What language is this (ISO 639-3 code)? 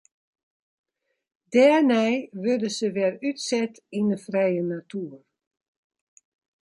fry